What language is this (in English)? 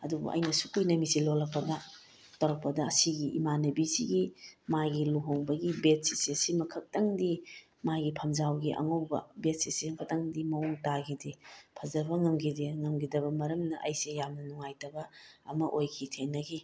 Manipuri